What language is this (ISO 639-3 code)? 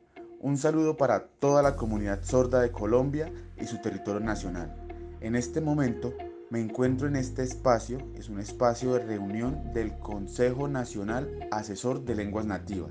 spa